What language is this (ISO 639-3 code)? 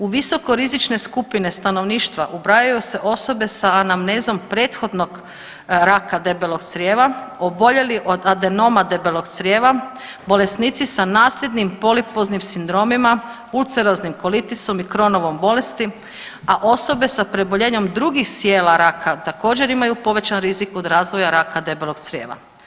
hrv